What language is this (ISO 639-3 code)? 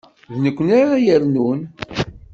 kab